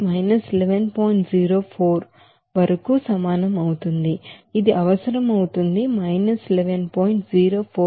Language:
Telugu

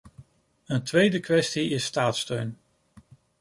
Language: Dutch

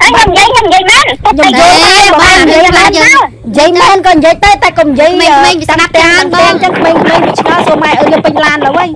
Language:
Thai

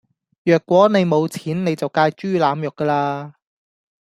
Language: Cantonese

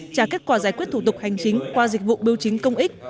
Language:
Vietnamese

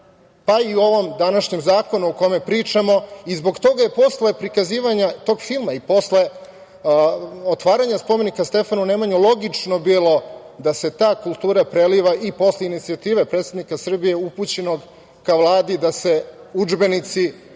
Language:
Serbian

